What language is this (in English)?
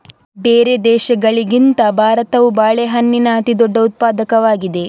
Kannada